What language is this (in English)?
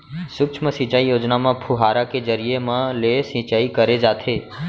Chhattisgarhi